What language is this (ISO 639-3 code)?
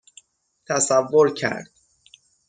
fas